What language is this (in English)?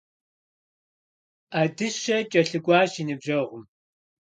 Kabardian